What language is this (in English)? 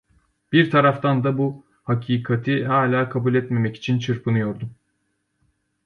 Turkish